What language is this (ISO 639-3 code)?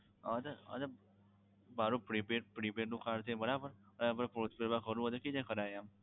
guj